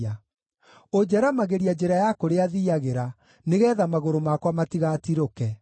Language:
Kikuyu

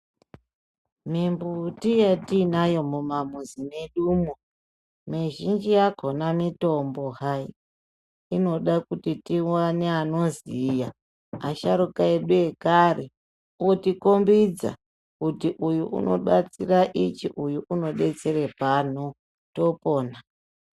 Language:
Ndau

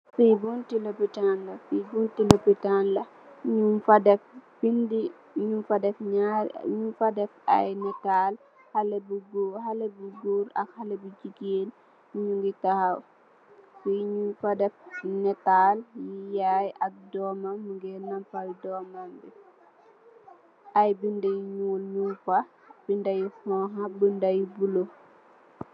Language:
Wolof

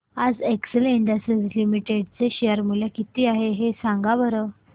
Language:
Marathi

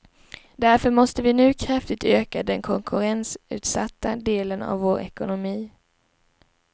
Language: Swedish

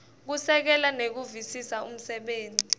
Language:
Swati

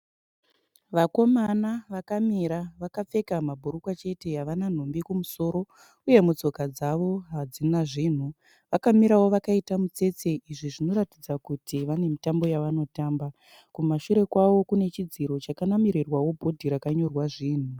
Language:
Shona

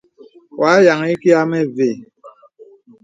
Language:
Bebele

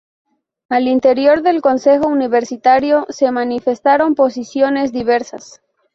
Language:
Spanish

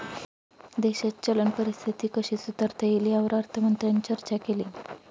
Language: Marathi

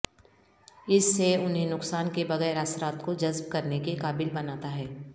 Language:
Urdu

